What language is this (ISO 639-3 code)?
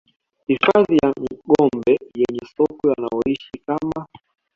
swa